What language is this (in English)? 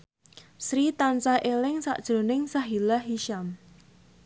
Javanese